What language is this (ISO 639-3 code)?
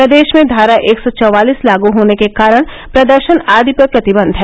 hin